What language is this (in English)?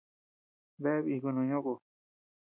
Tepeuxila Cuicatec